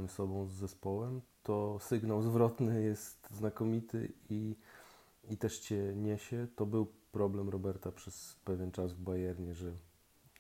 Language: Polish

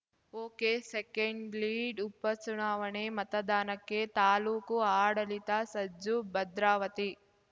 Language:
Kannada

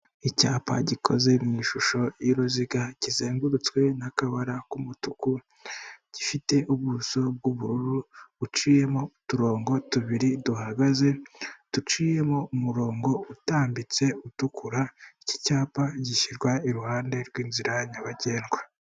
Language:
Kinyarwanda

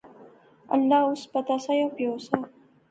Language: Pahari-Potwari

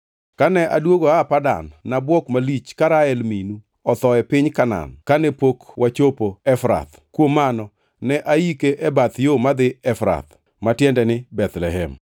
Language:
Luo (Kenya and Tanzania)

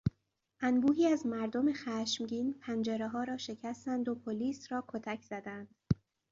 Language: Persian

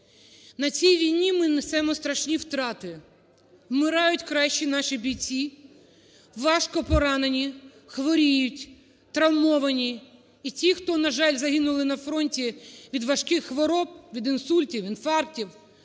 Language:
Ukrainian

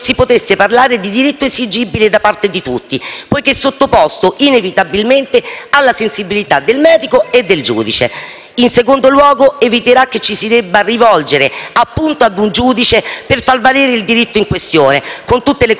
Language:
Italian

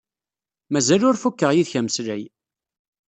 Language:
Kabyle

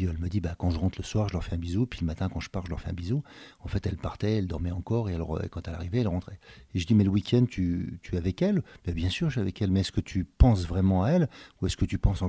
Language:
French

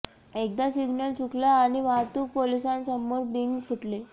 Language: Marathi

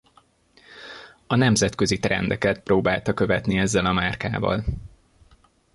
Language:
Hungarian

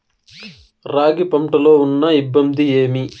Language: Telugu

